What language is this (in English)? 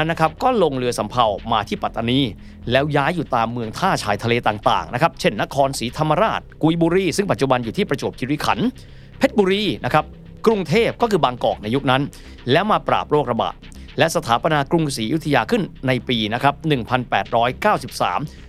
Thai